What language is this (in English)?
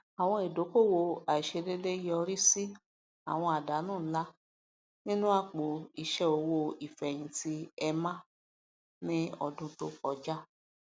Yoruba